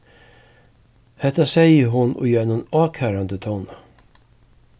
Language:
Faroese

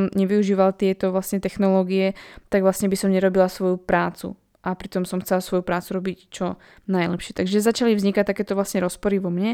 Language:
Slovak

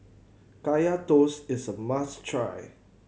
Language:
English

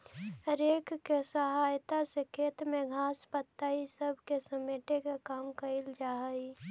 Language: Magahi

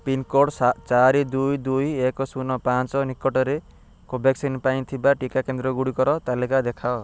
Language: Odia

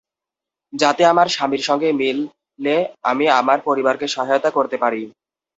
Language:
Bangla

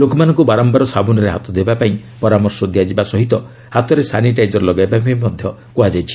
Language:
Odia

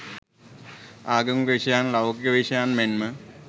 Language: Sinhala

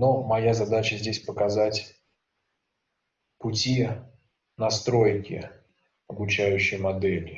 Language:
Russian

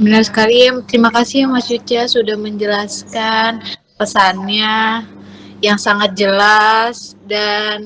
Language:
Indonesian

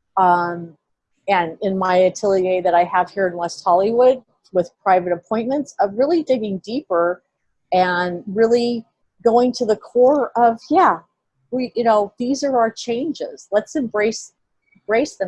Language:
English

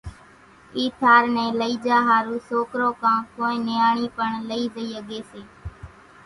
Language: Kachi Koli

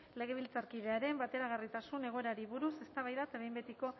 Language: Basque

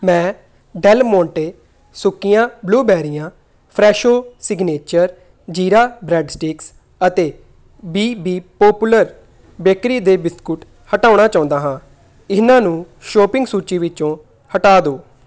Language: Punjabi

